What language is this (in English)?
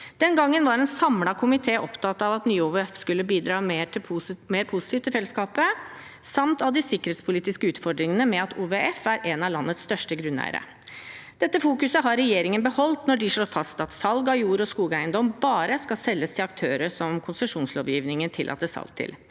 Norwegian